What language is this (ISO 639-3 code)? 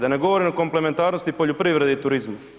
hrv